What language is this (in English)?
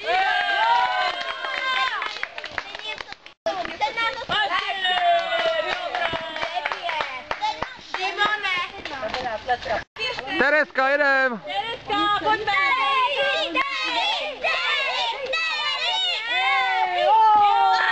Czech